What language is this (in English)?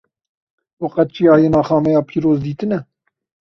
Kurdish